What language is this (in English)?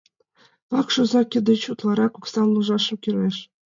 Mari